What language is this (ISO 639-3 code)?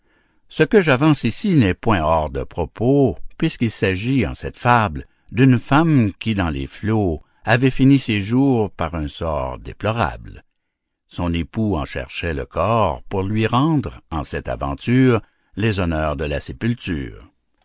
fra